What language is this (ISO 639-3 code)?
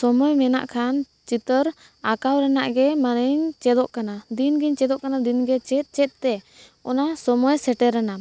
sat